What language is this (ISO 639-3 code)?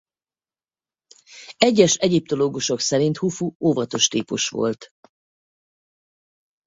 hun